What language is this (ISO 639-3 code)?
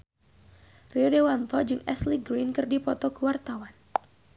sun